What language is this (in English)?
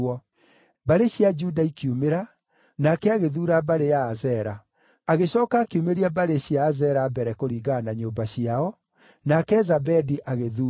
Kikuyu